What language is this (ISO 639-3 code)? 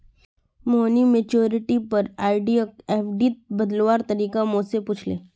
mag